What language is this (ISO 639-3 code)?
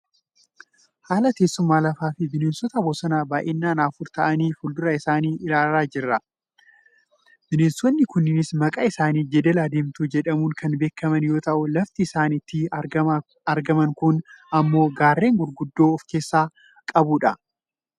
orm